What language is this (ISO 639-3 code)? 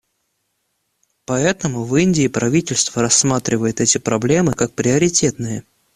rus